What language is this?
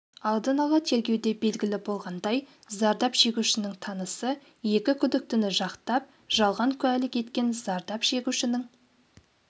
Kazakh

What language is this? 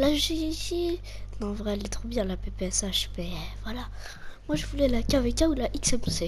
French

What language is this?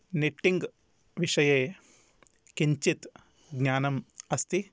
Sanskrit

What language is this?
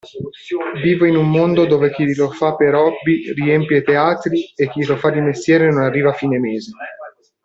Italian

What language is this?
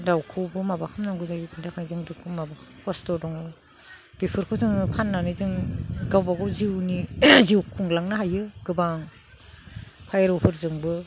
Bodo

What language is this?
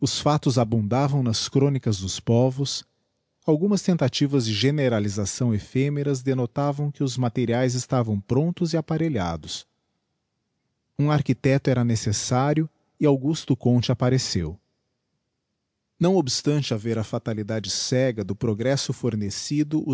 Portuguese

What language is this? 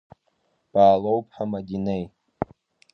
Abkhazian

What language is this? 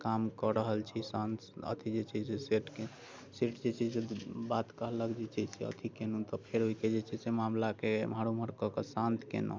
Maithili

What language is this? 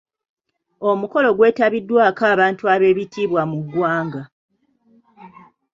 Ganda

